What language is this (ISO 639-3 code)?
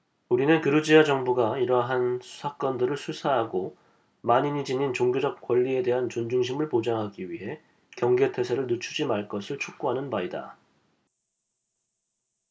kor